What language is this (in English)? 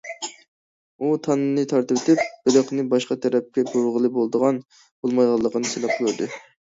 Uyghur